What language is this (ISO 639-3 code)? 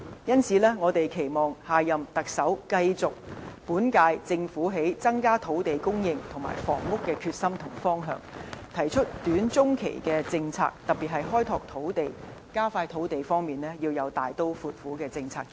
yue